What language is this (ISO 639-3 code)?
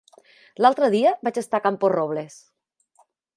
cat